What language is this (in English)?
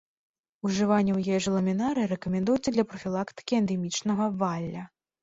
Belarusian